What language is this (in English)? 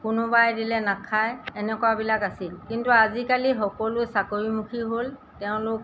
Assamese